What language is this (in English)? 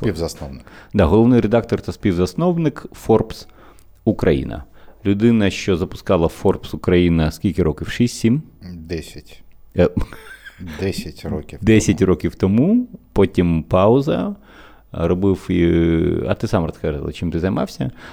Ukrainian